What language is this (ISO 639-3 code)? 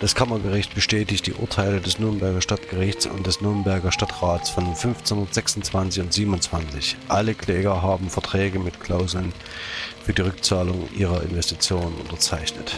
deu